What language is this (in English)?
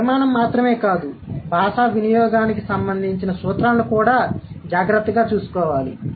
Telugu